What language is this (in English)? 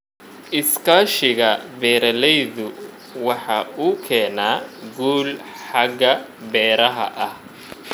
Somali